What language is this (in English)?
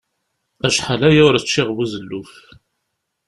Kabyle